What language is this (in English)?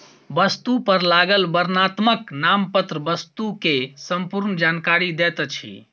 Maithili